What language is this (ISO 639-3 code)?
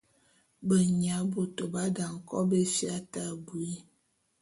bum